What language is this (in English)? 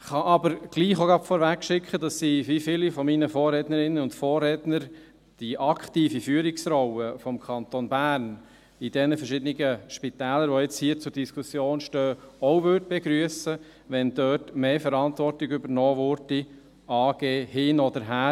Swiss German